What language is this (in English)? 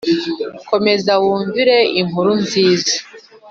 Kinyarwanda